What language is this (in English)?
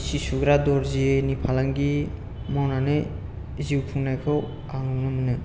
Bodo